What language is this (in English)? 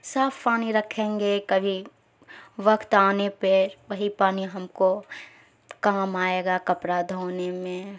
Urdu